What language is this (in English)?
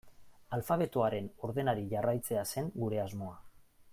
Basque